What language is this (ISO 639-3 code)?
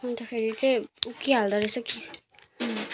nep